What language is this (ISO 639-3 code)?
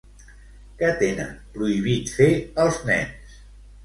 cat